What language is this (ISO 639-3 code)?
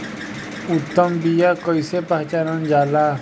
bho